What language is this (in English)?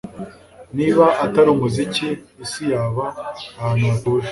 Kinyarwanda